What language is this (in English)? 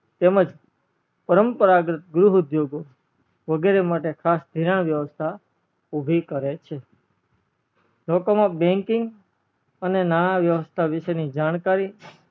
Gujarati